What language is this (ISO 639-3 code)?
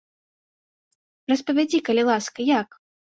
bel